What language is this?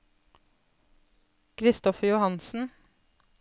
Norwegian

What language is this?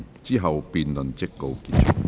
Cantonese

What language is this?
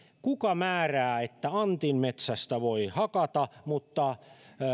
Finnish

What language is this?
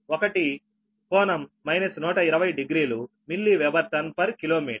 Telugu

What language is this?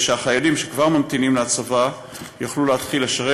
Hebrew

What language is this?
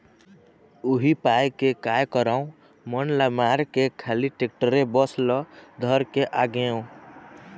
Chhattisgarhi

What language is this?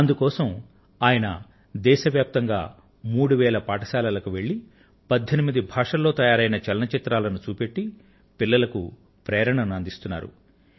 Telugu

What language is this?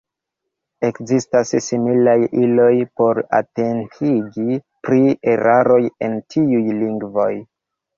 Esperanto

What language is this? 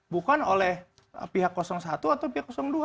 Indonesian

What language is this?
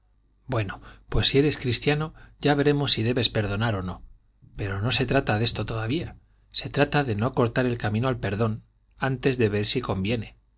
Spanish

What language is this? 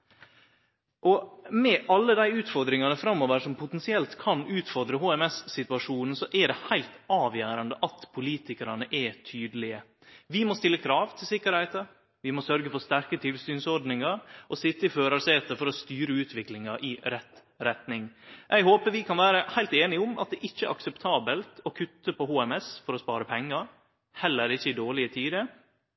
Norwegian Nynorsk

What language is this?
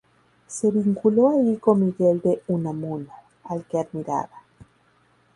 Spanish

